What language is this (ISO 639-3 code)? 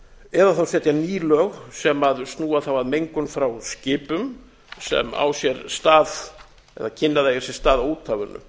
isl